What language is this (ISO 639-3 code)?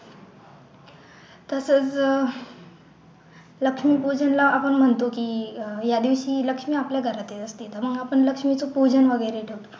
mar